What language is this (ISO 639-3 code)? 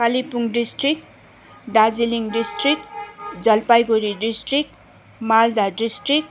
nep